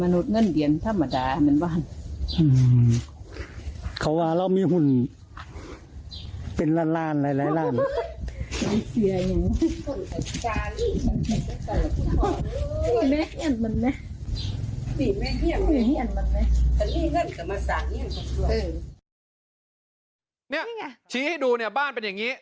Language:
Thai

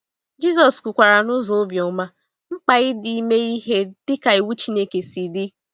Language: Igbo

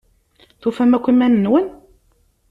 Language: Kabyle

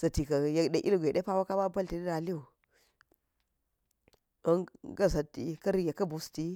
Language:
Geji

